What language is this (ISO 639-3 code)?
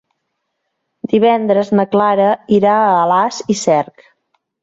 cat